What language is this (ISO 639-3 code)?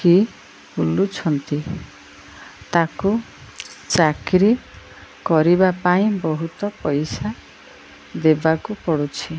ori